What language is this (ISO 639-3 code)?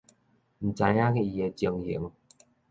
nan